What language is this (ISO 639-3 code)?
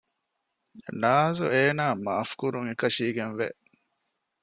div